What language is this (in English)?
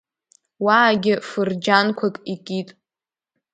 Abkhazian